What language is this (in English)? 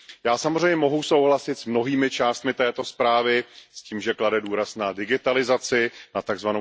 Czech